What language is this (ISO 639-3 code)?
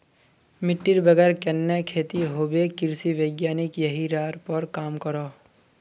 mag